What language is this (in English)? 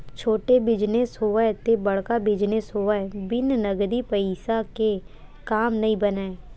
Chhattisgarhi